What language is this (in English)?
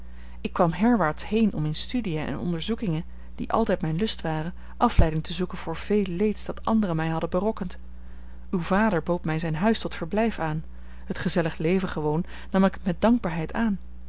Dutch